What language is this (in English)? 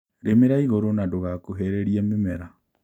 Kikuyu